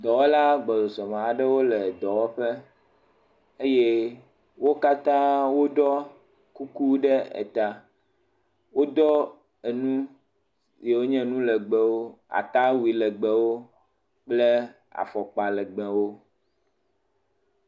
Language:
Ewe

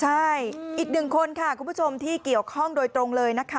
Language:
Thai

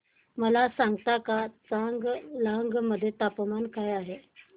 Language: Marathi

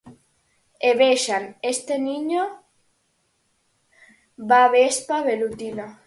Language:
Galician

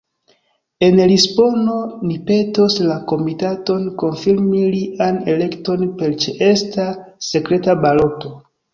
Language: Esperanto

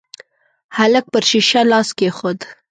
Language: Pashto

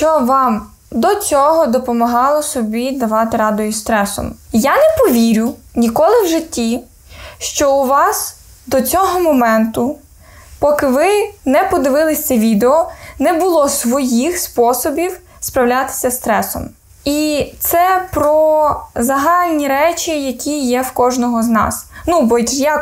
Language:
Ukrainian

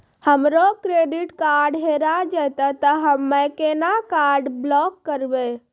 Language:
Maithili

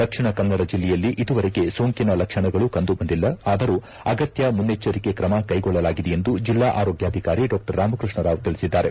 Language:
Kannada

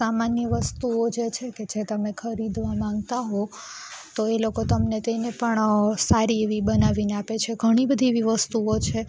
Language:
Gujarati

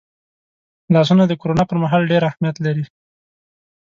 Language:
Pashto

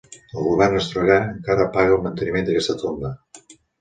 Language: Catalan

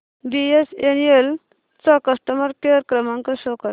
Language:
Marathi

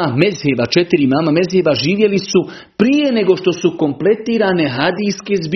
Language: Croatian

